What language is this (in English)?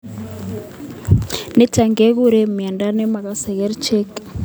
Kalenjin